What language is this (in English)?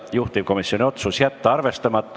Estonian